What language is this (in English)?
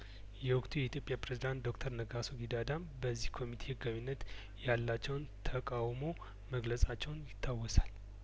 Amharic